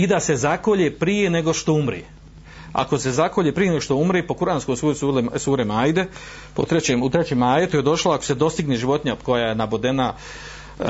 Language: Croatian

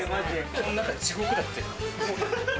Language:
Japanese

